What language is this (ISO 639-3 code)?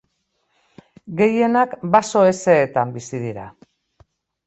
eus